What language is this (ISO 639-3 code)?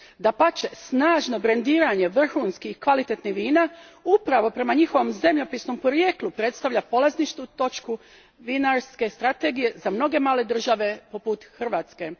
hrv